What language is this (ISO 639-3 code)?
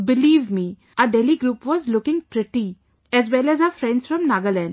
eng